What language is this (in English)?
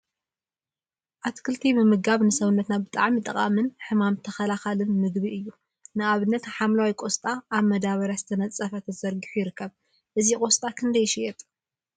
Tigrinya